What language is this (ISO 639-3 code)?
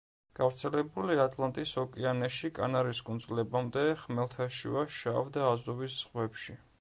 kat